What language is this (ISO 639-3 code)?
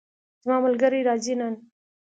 pus